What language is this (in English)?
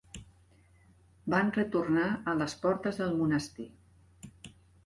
Catalan